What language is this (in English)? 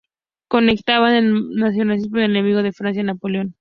Spanish